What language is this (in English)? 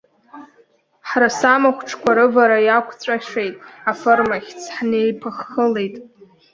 Abkhazian